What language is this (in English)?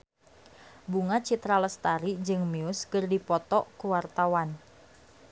Sundanese